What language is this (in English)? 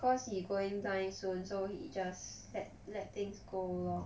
English